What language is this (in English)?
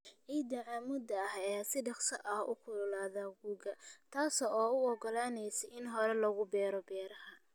Somali